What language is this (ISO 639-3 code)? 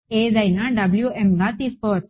tel